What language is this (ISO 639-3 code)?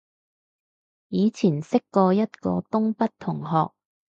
yue